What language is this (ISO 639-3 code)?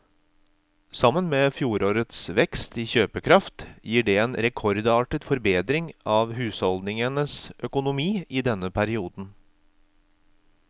nor